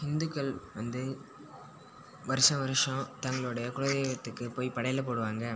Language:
Tamil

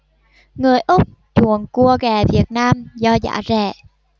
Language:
Vietnamese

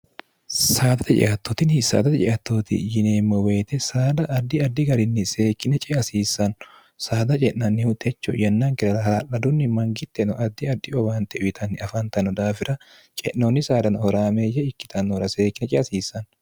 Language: Sidamo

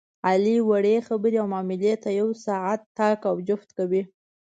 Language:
Pashto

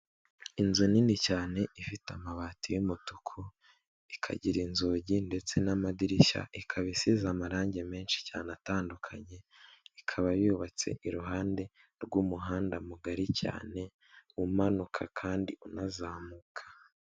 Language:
Kinyarwanda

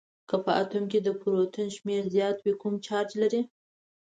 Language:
Pashto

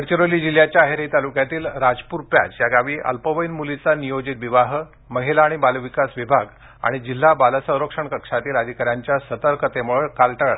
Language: Marathi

